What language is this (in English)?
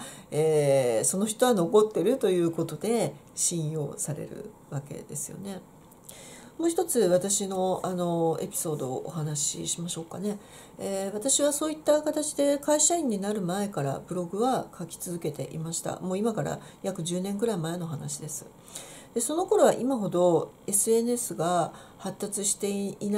Japanese